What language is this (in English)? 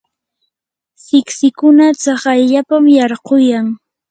Yanahuanca Pasco Quechua